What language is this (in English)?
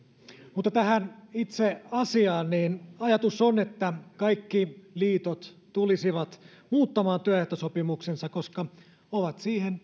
Finnish